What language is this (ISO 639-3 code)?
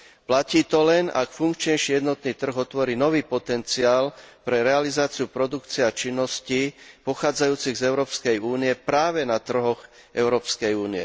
slk